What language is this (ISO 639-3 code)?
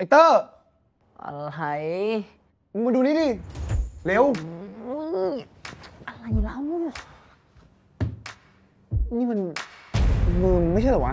tha